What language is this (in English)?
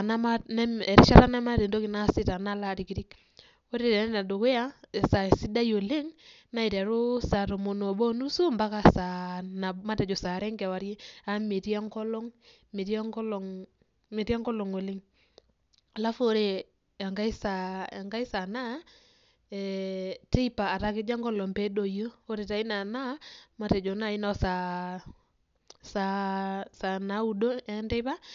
Masai